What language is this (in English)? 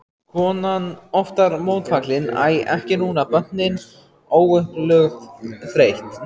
Icelandic